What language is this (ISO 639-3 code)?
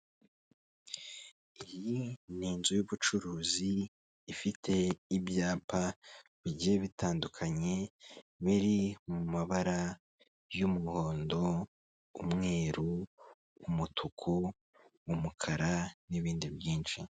kin